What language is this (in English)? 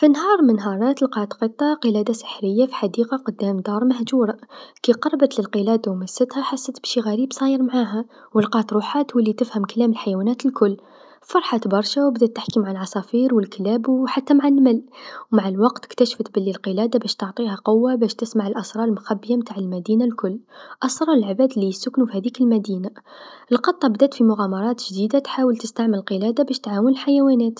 Tunisian Arabic